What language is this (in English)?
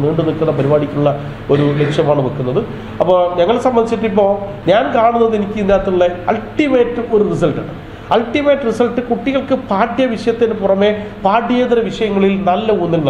Malayalam